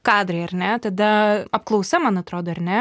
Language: Lithuanian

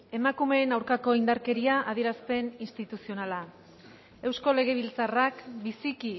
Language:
Basque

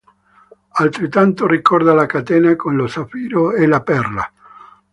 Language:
Italian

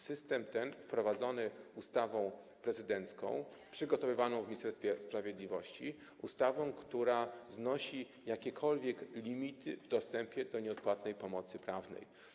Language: Polish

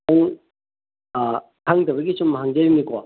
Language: Manipuri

